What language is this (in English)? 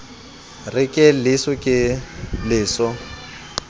Southern Sotho